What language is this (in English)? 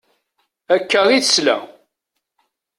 Kabyle